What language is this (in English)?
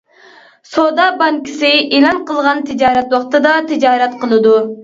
Uyghur